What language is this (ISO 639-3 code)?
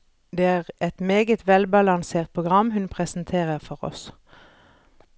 nor